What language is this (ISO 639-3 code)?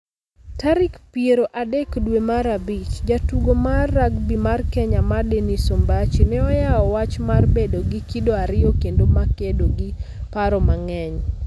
luo